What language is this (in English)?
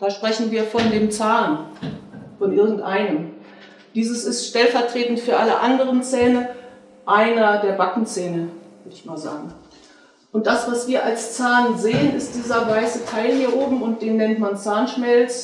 German